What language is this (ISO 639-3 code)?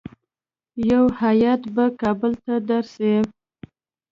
pus